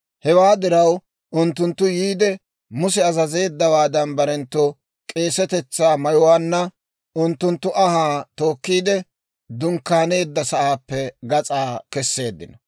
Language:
Dawro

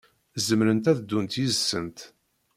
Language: Kabyle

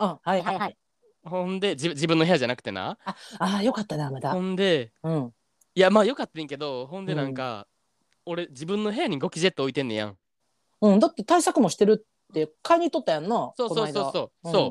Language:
Japanese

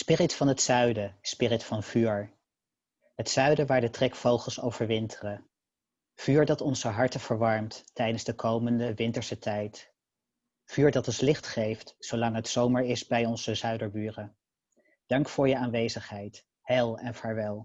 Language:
Dutch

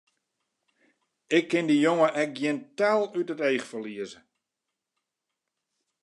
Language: Western Frisian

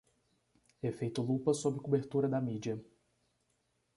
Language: Portuguese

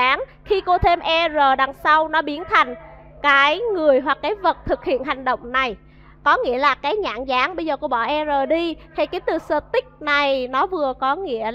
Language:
Vietnamese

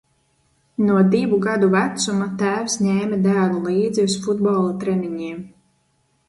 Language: Latvian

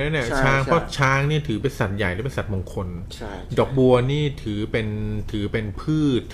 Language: Thai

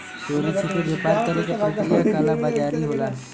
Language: Bhojpuri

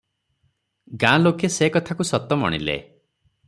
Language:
Odia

